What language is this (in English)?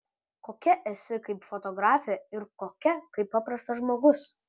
Lithuanian